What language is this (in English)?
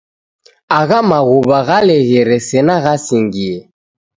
Taita